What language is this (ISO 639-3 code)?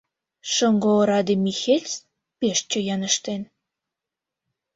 chm